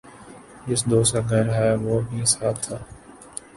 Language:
Urdu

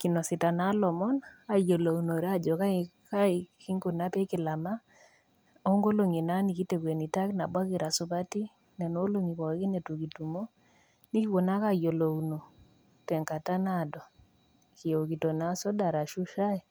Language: Masai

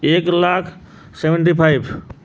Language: Odia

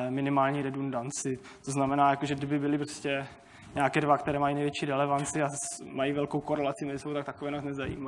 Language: Czech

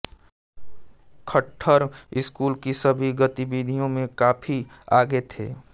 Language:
Hindi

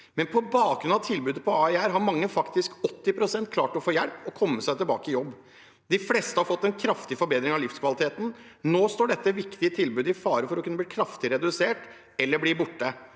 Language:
Norwegian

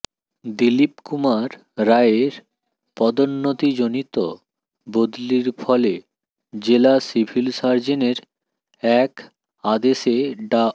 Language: Bangla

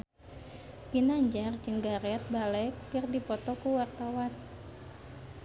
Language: Sundanese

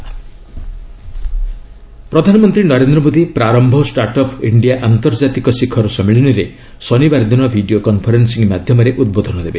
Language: Odia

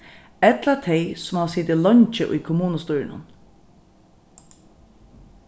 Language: Faroese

